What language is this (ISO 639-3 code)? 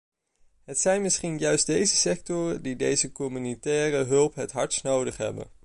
nld